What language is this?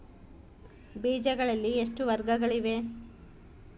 Kannada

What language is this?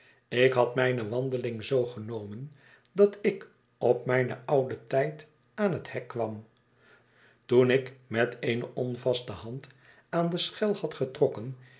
Dutch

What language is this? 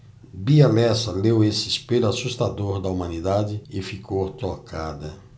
Portuguese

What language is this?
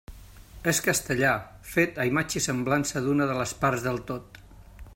Catalan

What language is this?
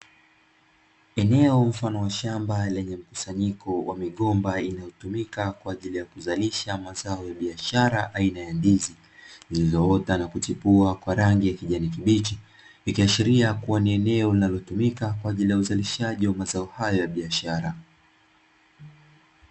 Swahili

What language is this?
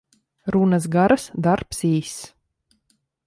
Latvian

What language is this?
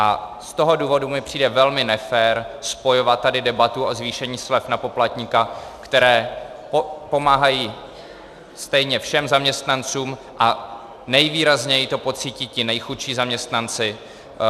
Czech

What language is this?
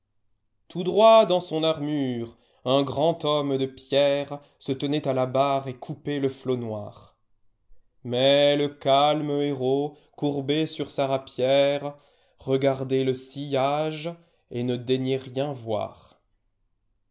French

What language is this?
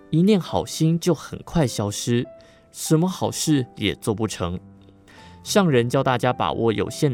Chinese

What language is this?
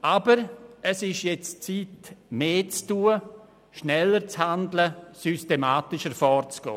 Swiss German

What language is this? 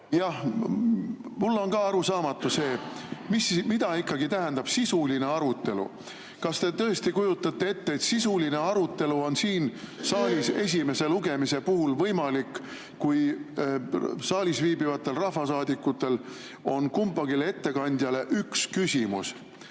Estonian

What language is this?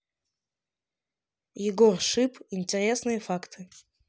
Russian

